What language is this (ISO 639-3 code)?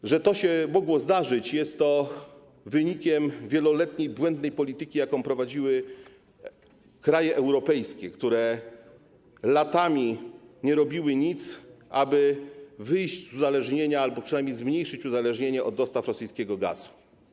pol